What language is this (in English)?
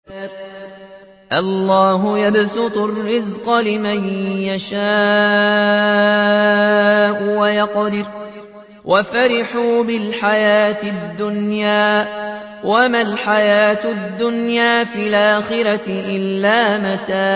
Arabic